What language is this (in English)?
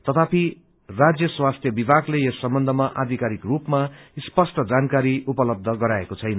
Nepali